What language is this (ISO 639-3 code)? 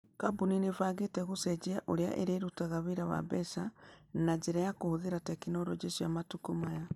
kik